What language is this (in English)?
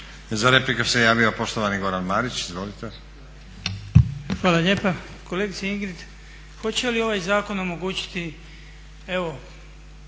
Croatian